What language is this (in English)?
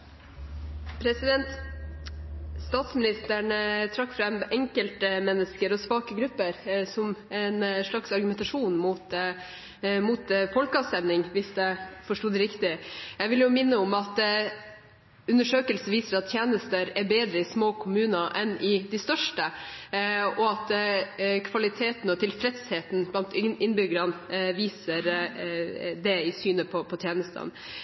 Norwegian Bokmål